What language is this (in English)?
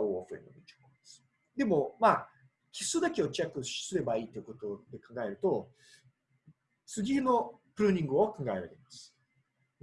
Japanese